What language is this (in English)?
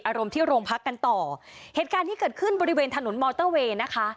Thai